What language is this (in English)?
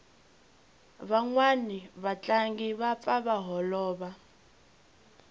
Tsonga